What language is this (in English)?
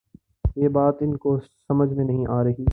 Urdu